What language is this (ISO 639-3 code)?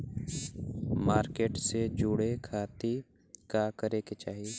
bho